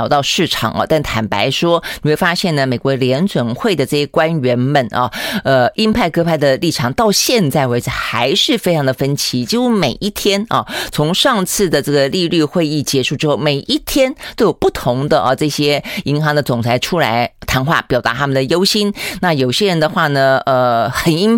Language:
Chinese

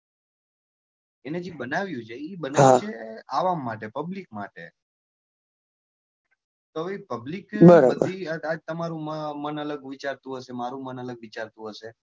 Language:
Gujarati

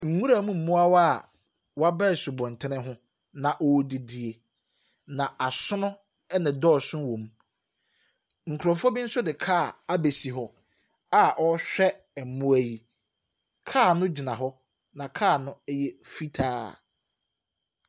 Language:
Akan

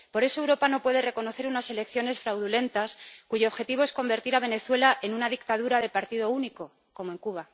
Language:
Spanish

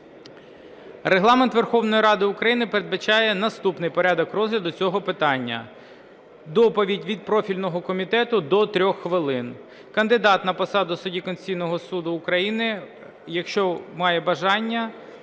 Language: Ukrainian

